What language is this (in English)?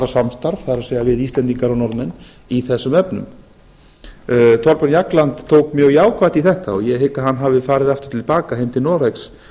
Icelandic